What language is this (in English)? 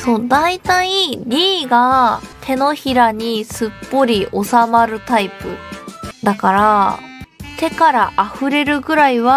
Japanese